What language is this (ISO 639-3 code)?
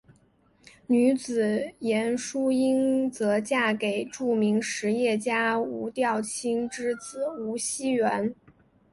zho